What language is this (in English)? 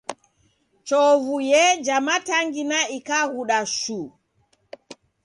Taita